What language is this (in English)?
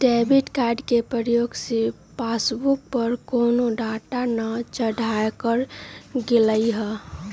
Magahi